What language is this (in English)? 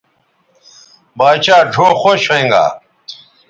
Bateri